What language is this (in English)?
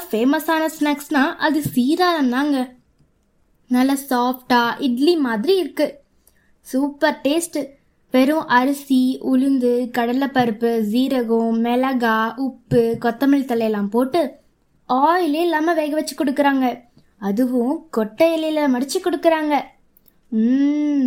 Tamil